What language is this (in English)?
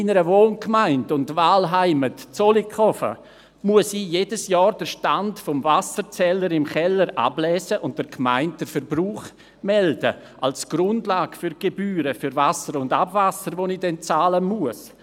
Swiss German